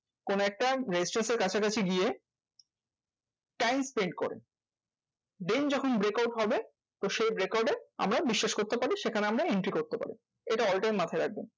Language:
Bangla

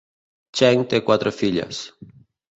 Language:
Catalan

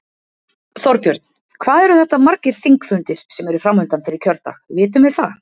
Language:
Icelandic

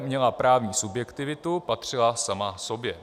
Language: Czech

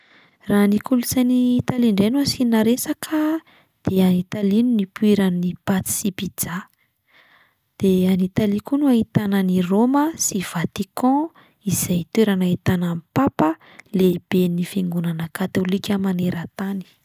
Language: Malagasy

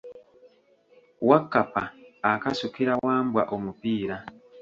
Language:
Ganda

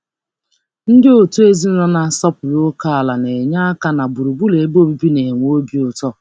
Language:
Igbo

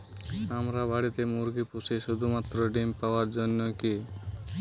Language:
Bangla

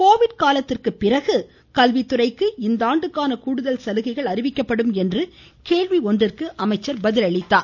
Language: Tamil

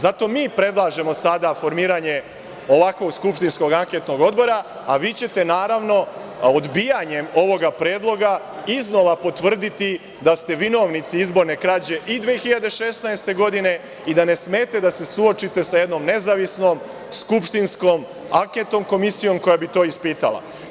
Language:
Serbian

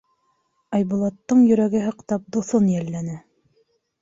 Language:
Bashkir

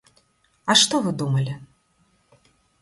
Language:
Belarusian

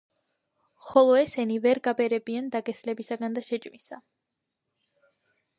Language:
Georgian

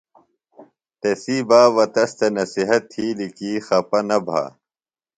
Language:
Phalura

